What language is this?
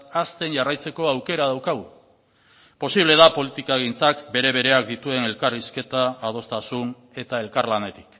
Basque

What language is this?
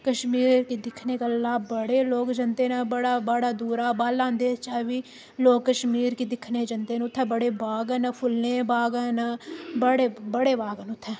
Dogri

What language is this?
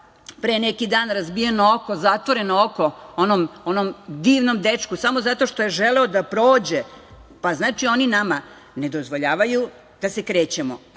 Serbian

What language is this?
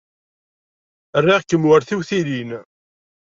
Kabyle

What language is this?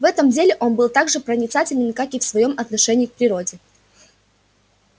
Russian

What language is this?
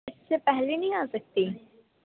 Urdu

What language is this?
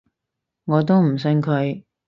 Cantonese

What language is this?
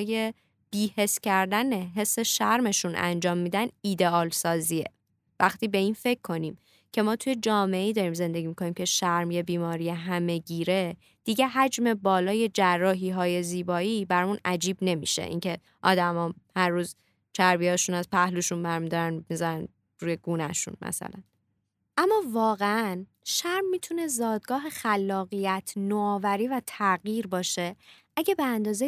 Persian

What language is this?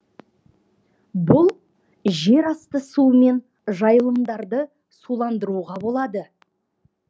Kazakh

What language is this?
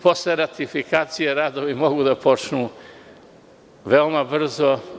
Serbian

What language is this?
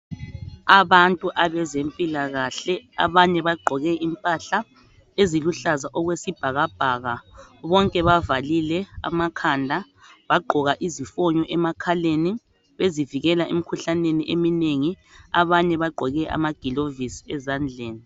North Ndebele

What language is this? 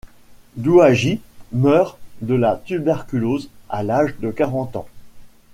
French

